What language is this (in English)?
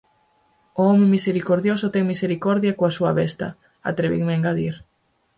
Galician